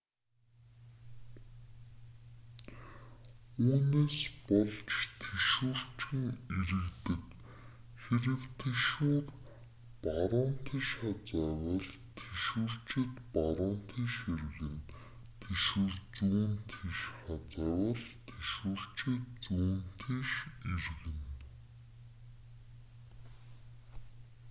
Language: Mongolian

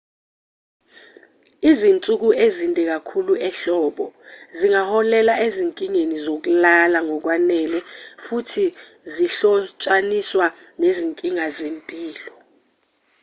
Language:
Zulu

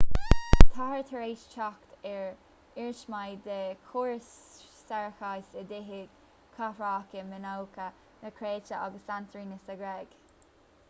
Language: Irish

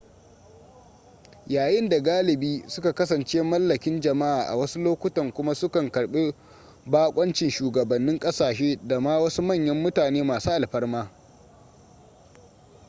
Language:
Hausa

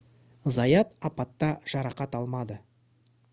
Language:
Kazakh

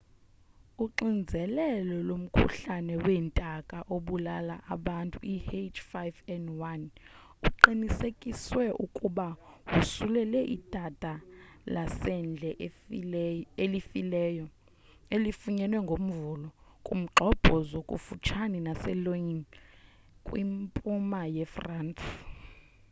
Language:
Xhosa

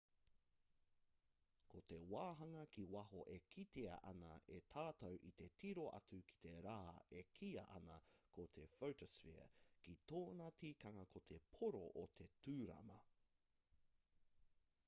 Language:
Māori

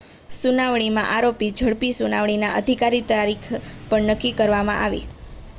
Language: Gujarati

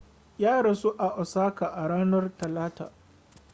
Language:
Hausa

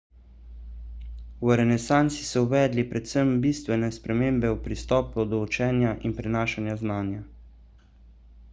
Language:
Slovenian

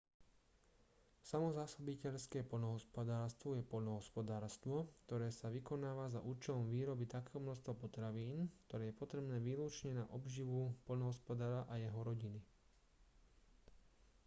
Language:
Slovak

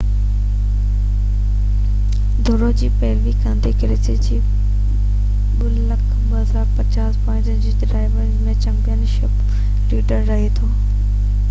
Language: Sindhi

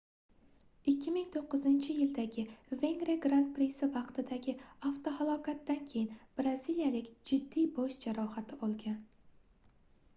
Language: Uzbek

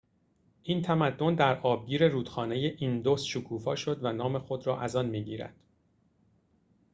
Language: Persian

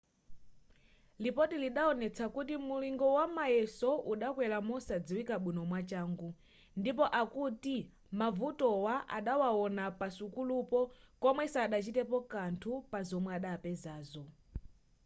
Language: Nyanja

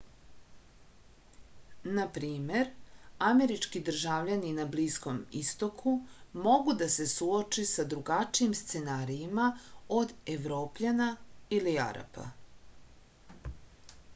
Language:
Serbian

